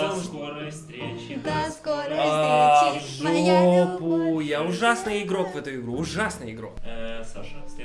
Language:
Russian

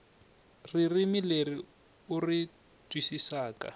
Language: Tsonga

